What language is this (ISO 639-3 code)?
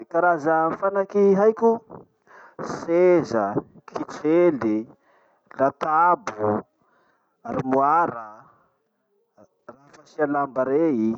msh